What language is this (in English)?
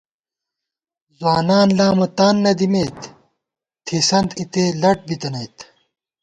Gawar-Bati